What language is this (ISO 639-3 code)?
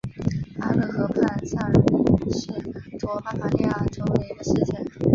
zho